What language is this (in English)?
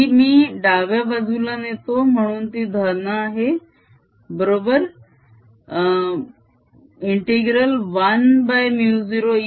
Marathi